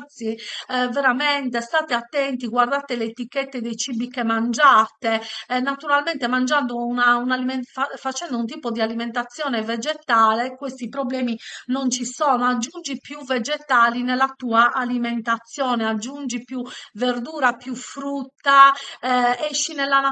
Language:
Italian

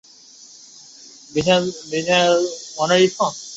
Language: Chinese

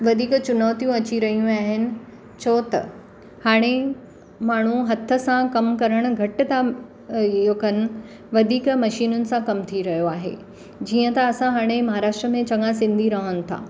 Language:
Sindhi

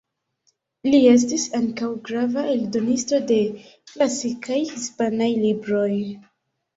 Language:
Esperanto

